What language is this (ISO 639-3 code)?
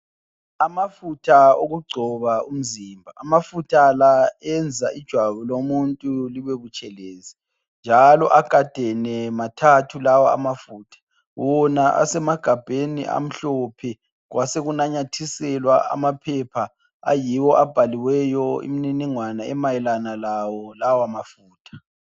nde